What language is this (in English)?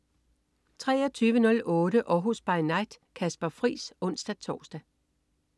Danish